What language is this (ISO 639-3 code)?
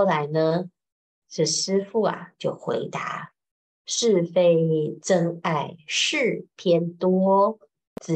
zho